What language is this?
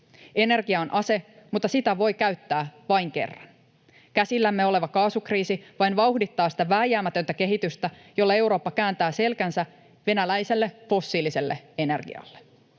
Finnish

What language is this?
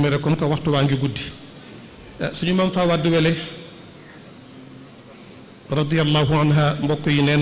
Arabic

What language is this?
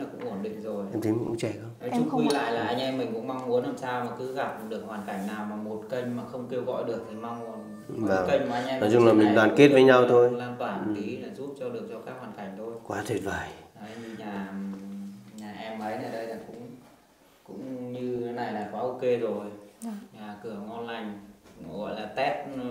Vietnamese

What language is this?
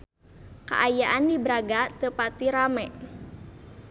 Sundanese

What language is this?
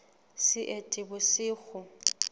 Southern Sotho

